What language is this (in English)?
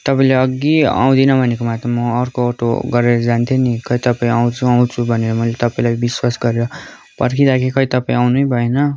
Nepali